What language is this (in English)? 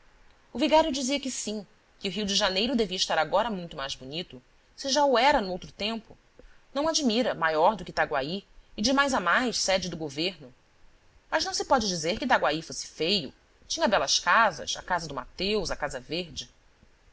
Portuguese